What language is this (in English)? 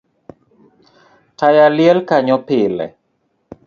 Luo (Kenya and Tanzania)